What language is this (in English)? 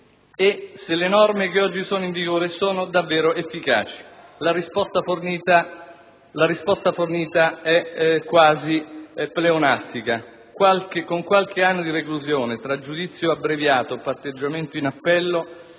Italian